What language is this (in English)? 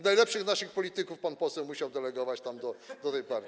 Polish